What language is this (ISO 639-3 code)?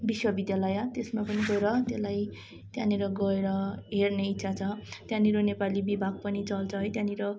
nep